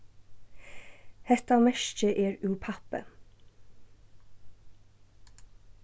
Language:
Faroese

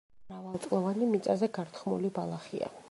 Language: Georgian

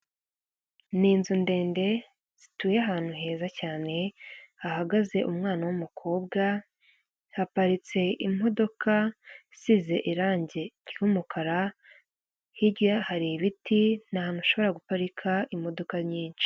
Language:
Kinyarwanda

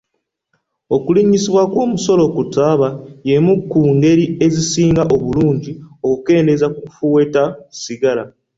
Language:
Ganda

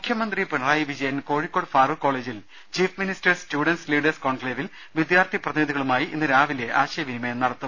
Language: Malayalam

